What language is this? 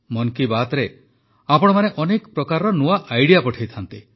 Odia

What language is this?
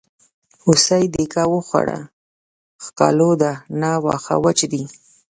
Pashto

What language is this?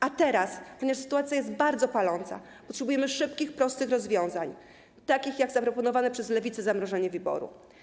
Polish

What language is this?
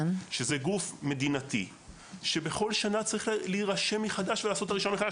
Hebrew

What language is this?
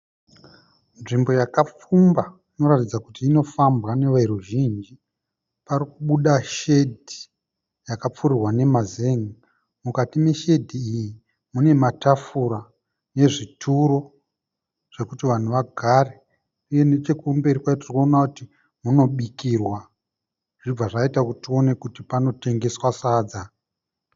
Shona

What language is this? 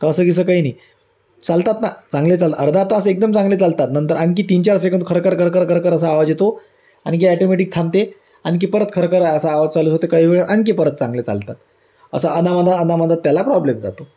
Marathi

